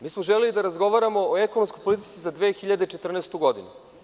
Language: Serbian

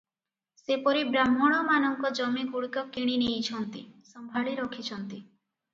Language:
Odia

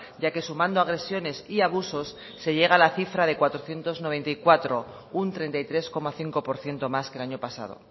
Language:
Spanish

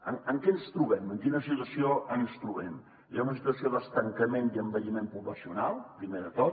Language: Catalan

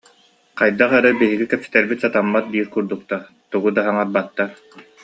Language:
Yakut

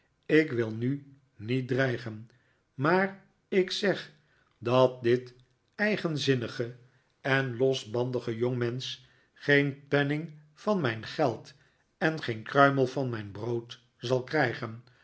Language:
Dutch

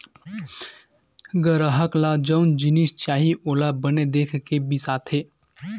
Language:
Chhattisgarhi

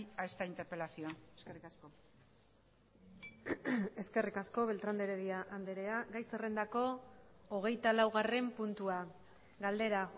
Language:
Basque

